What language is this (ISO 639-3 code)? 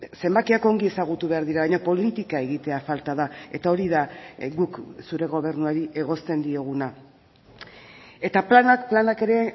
eus